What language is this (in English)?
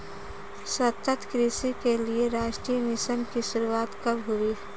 Hindi